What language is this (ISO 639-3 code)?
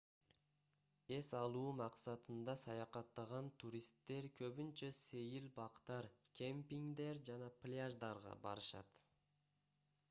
kir